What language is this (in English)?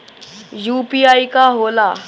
Bhojpuri